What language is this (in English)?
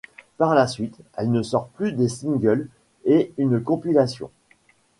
French